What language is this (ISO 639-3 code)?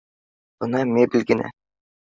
bak